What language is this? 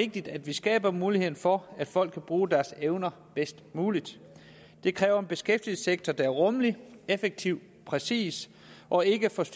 Danish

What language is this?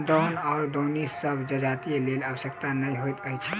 Maithili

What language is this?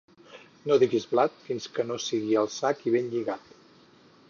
Catalan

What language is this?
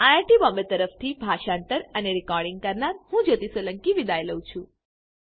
Gujarati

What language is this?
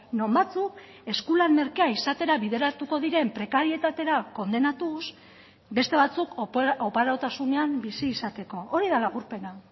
Basque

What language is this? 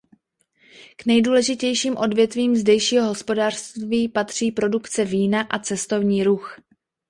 Czech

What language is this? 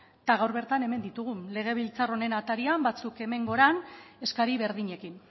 Basque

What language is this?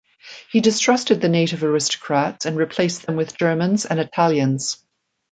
English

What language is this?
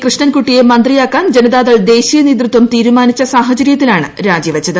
Malayalam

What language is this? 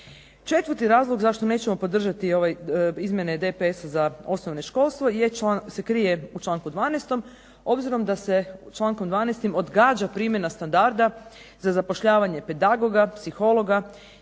Croatian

